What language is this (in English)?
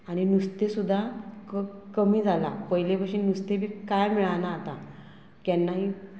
Konkani